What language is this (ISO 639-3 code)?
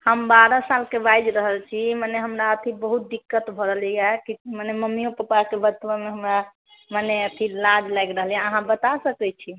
mai